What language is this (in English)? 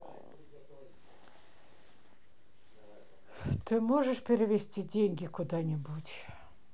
Russian